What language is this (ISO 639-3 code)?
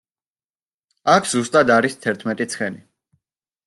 kat